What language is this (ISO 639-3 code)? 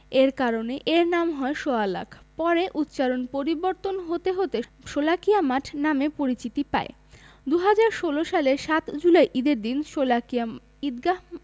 ben